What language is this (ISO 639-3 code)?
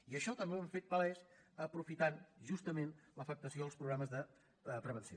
cat